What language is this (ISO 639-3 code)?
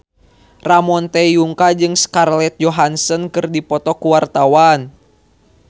sun